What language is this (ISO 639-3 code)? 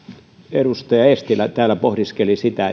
fin